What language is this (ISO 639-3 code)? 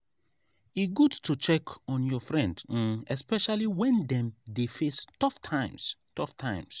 pcm